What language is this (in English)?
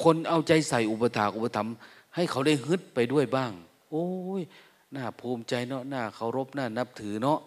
Thai